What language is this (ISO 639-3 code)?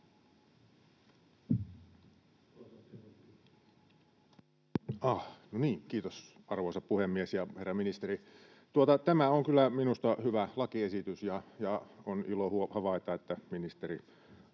fin